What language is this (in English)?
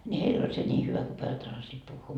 Finnish